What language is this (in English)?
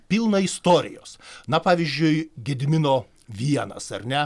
Lithuanian